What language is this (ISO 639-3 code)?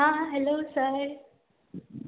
kok